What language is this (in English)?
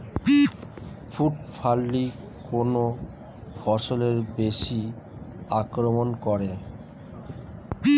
Bangla